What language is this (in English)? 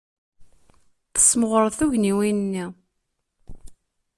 Kabyle